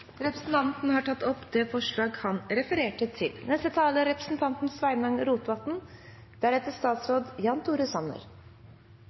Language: Norwegian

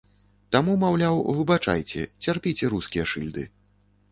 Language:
Belarusian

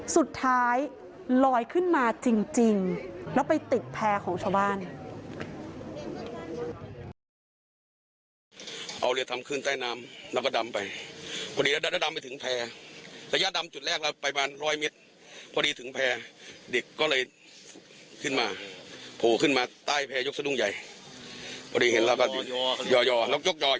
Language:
Thai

